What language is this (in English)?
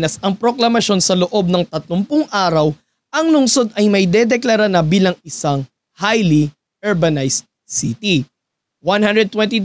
Filipino